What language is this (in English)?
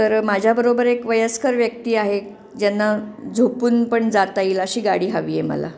Marathi